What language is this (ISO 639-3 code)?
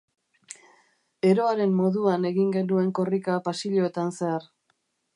eus